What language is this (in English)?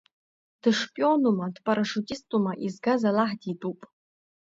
Abkhazian